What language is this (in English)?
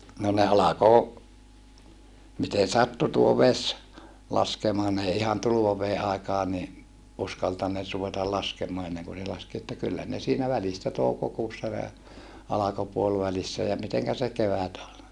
Finnish